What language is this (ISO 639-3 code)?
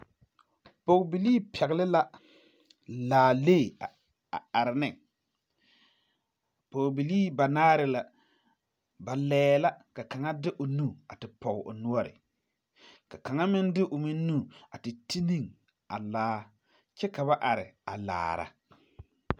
dga